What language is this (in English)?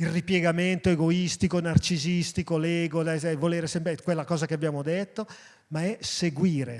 Italian